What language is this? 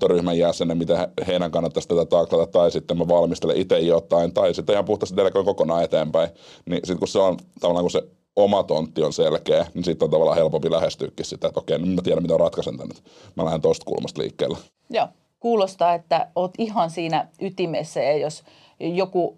Finnish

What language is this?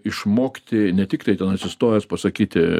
Lithuanian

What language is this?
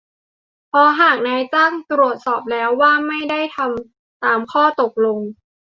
Thai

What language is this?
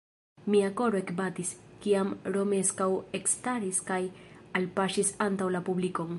Esperanto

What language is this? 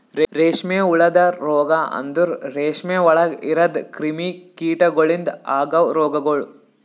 Kannada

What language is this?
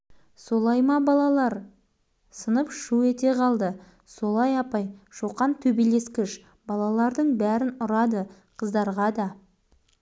Kazakh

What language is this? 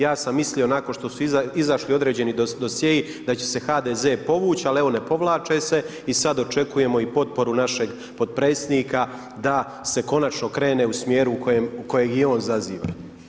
Croatian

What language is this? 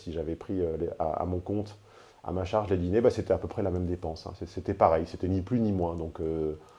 French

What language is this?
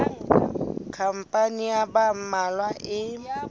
Southern Sotho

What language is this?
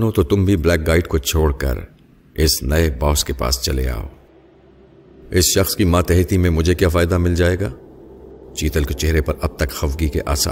Urdu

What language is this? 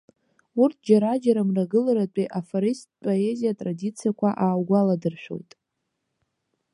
Abkhazian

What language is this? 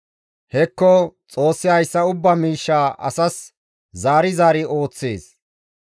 Gamo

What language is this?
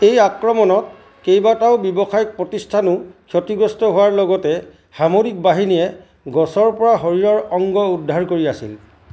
Assamese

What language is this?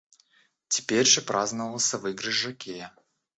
Russian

